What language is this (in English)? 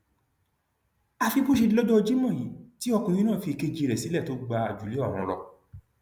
Yoruba